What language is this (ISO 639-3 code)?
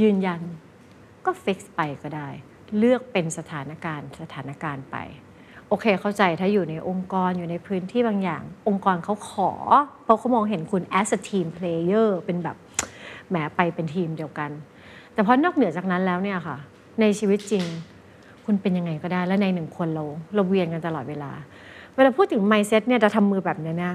tha